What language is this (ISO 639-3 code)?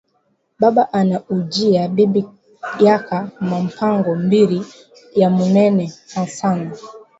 swa